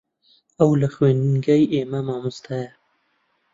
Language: Central Kurdish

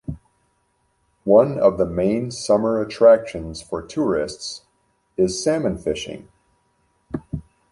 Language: English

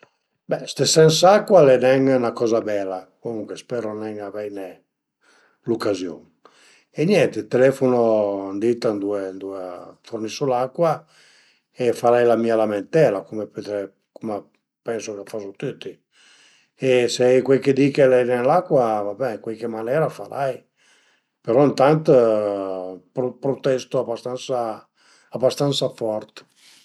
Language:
Piedmontese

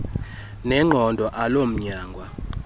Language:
Xhosa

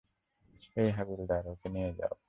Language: Bangla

